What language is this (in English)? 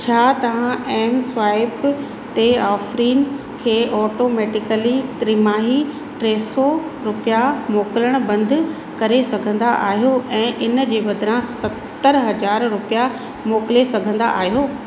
Sindhi